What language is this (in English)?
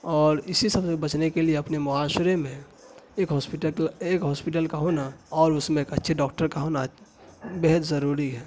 Urdu